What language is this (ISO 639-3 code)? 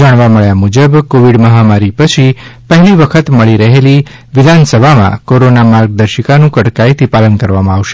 guj